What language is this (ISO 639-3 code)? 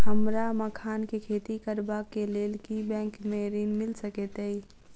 mai